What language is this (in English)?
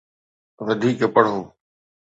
Sindhi